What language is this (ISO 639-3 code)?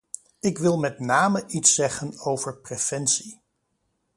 nld